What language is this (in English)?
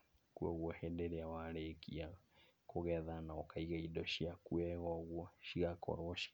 Kikuyu